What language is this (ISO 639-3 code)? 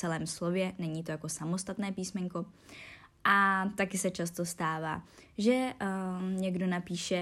ces